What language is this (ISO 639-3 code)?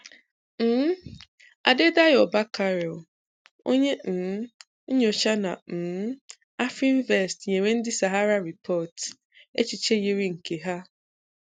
ibo